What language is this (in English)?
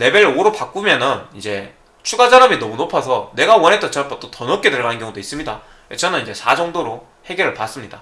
Korean